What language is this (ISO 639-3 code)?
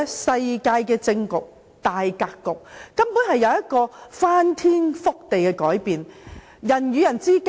yue